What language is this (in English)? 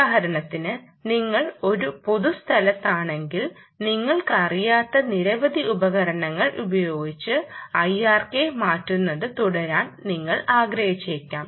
Malayalam